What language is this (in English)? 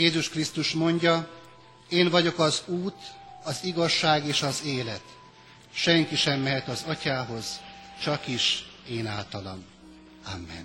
Hungarian